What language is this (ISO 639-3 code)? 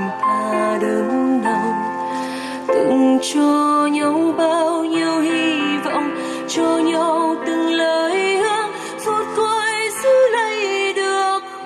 vie